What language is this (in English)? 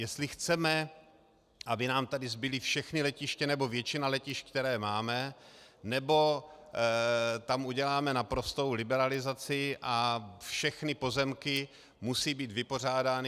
Czech